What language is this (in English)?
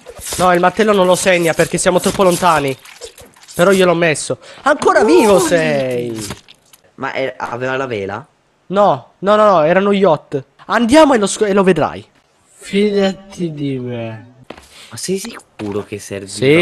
Italian